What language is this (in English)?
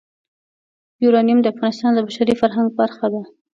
Pashto